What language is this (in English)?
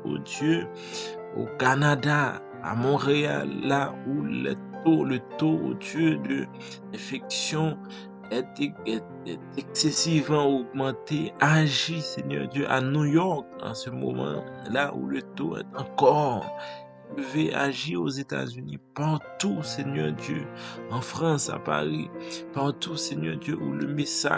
French